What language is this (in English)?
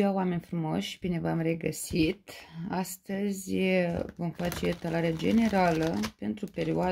Romanian